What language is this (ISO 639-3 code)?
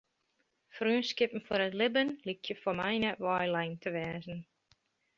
fry